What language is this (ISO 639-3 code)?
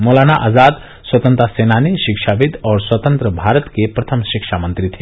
hin